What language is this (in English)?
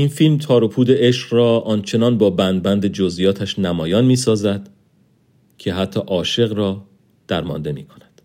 Persian